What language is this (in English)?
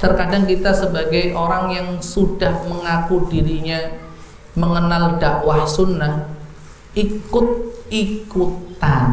Indonesian